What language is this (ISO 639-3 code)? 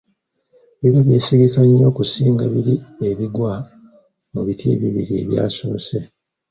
lug